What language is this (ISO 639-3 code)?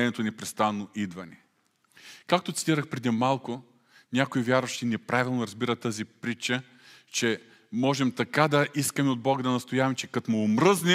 bul